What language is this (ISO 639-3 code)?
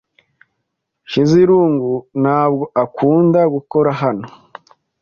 kin